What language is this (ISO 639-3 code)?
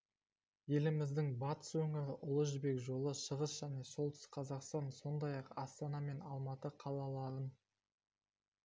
kaz